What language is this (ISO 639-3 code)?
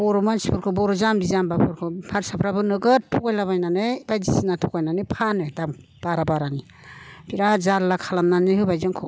brx